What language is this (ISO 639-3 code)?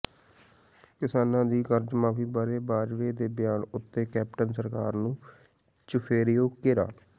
pan